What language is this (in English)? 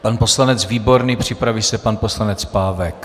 Czech